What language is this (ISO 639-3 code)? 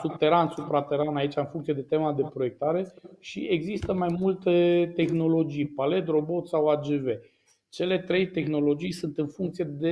ron